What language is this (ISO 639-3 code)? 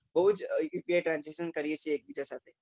guj